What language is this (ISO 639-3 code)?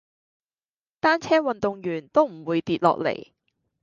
yue